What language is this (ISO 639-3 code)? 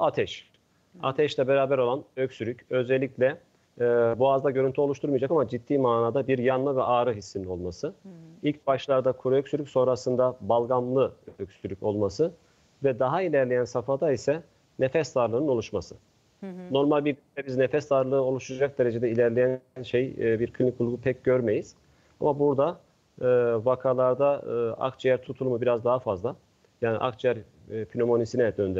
tur